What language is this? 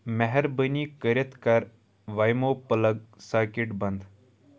Kashmiri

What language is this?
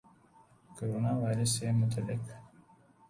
Urdu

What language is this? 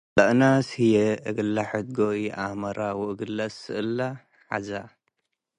Tigre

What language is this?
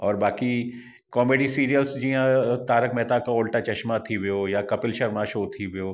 Sindhi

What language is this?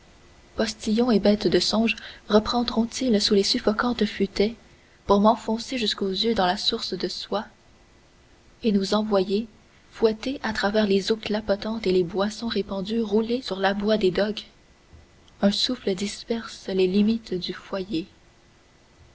French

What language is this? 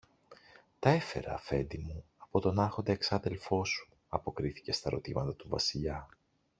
Greek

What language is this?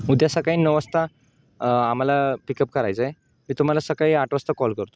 Marathi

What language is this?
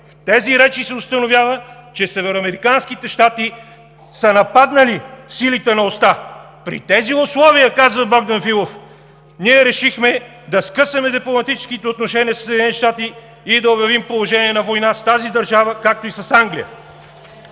Bulgarian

